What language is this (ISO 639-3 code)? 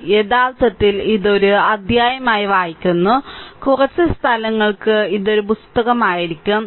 mal